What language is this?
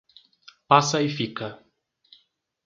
Portuguese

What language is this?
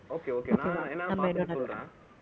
Tamil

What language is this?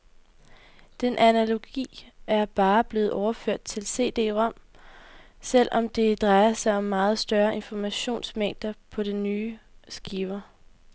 Danish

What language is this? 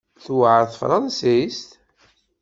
Kabyle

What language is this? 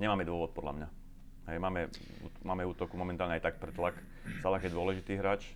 Slovak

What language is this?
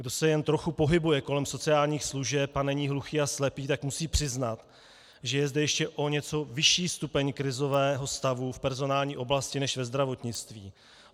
Czech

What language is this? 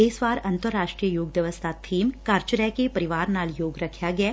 Punjabi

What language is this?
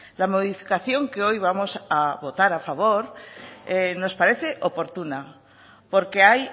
Spanish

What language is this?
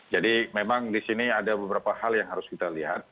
Indonesian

